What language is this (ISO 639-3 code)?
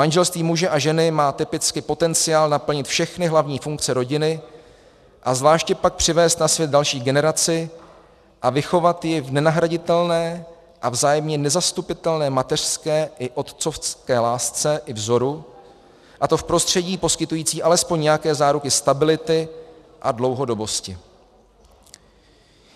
ces